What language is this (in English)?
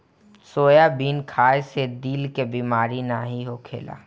Bhojpuri